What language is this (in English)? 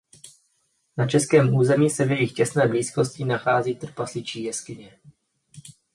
Czech